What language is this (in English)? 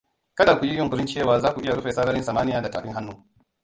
Hausa